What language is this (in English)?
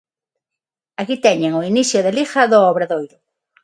Galician